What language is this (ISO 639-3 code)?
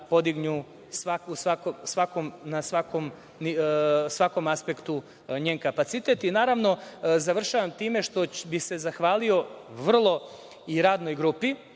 srp